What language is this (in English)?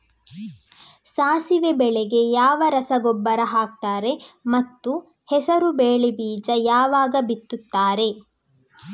Kannada